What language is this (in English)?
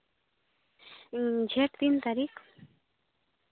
Santali